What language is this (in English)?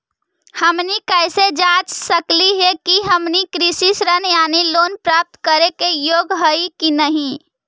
Magahi